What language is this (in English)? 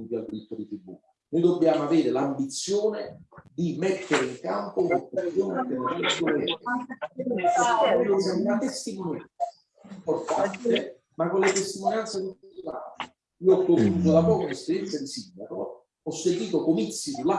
Italian